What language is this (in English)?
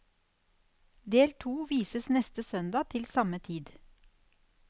Norwegian